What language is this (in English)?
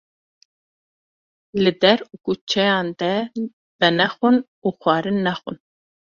Kurdish